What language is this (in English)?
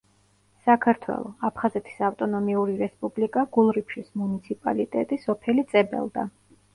Georgian